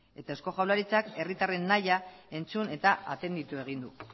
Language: Basque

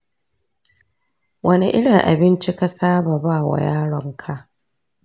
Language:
Hausa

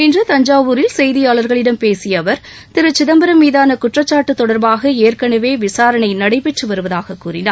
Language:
Tamil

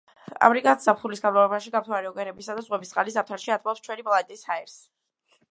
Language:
Georgian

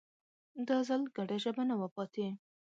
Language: Pashto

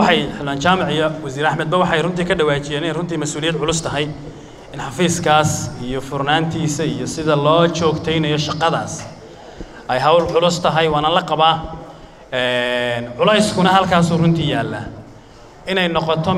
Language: Arabic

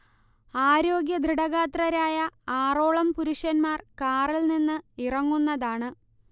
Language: Malayalam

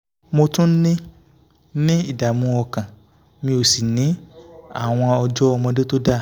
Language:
Yoruba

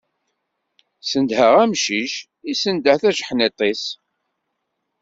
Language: Kabyle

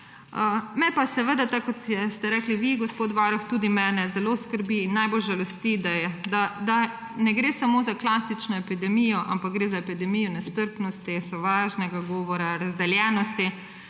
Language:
Slovenian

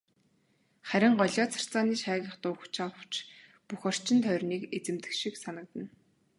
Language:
Mongolian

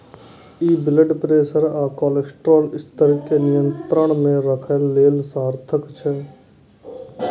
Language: Maithili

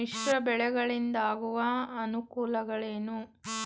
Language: Kannada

